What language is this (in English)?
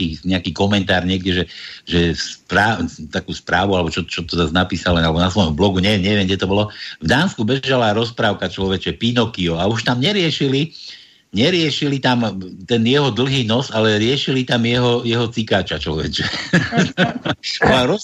Slovak